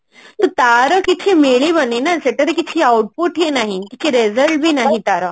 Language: Odia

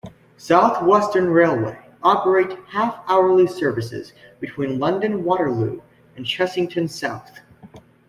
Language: English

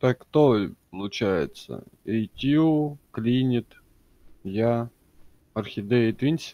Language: Russian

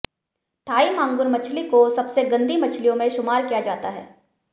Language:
Hindi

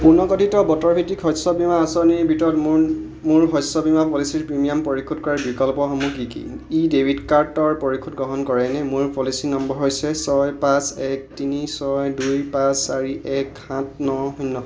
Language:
Assamese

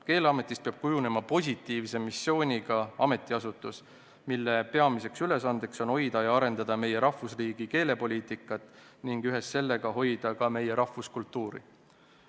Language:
Estonian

